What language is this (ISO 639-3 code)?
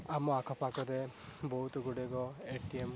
ori